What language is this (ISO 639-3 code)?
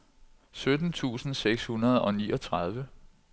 dan